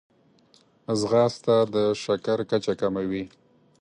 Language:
Pashto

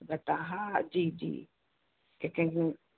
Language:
Sindhi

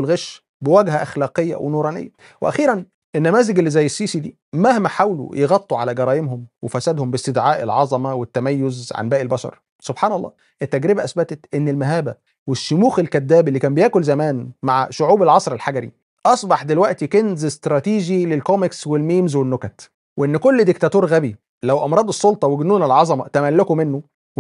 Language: Arabic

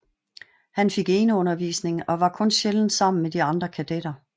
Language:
Danish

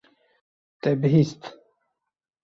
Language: Kurdish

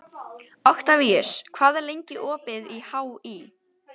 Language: Icelandic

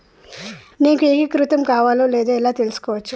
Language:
Telugu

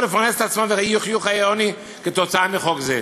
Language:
Hebrew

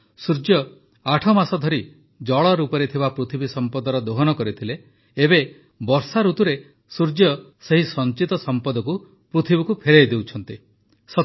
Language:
Odia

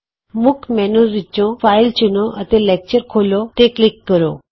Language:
Punjabi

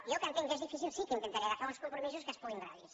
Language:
Catalan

